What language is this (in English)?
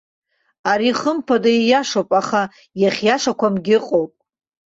Abkhazian